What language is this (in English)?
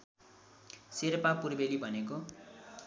Nepali